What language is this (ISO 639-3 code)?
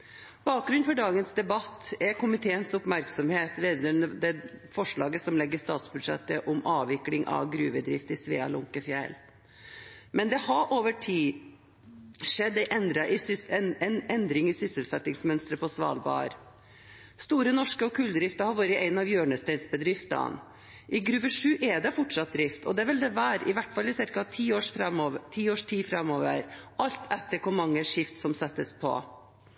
nob